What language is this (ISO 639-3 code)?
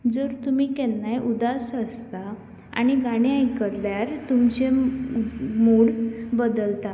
kok